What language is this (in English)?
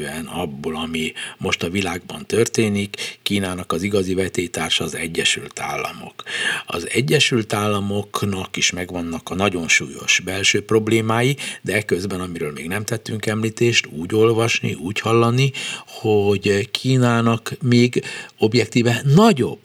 Hungarian